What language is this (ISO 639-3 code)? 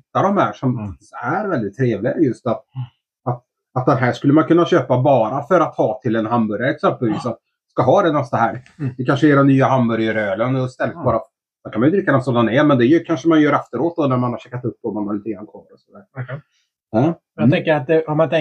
swe